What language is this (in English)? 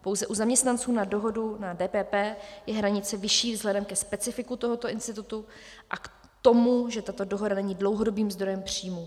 Czech